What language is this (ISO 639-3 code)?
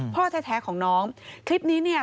tha